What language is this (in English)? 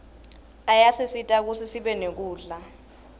Swati